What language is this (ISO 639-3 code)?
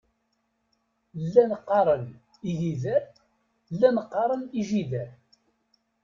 kab